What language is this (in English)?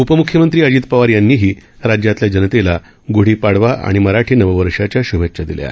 Marathi